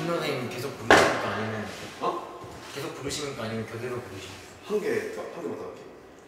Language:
Korean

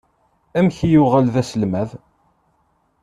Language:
Kabyle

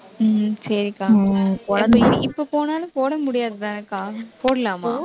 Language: Tamil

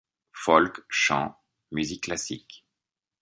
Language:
French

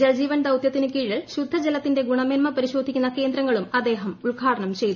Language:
Malayalam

